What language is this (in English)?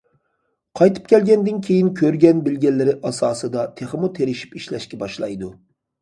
Uyghur